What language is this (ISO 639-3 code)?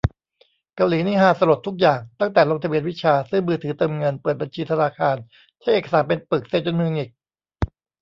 tha